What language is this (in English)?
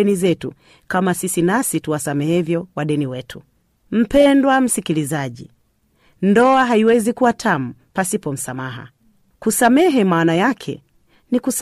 Swahili